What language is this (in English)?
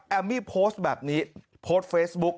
Thai